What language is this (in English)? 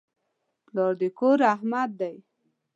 Pashto